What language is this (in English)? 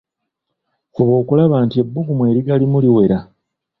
Ganda